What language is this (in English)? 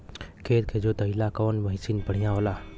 Bhojpuri